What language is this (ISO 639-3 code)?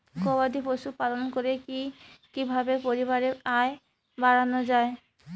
ben